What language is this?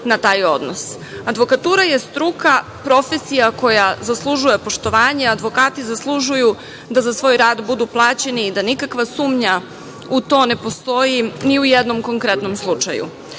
Serbian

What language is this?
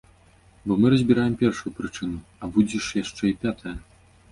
Belarusian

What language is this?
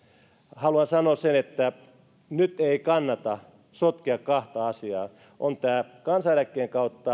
Finnish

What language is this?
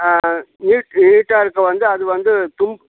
Tamil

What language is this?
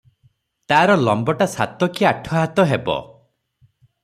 Odia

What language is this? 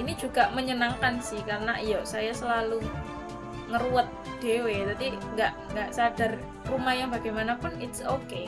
Indonesian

